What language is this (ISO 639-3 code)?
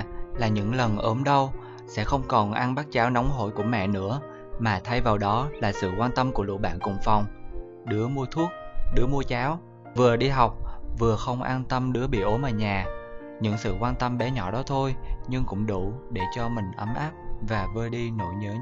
vie